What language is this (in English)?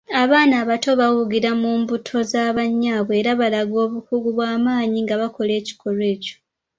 Ganda